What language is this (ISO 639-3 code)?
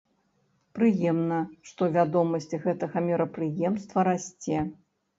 bel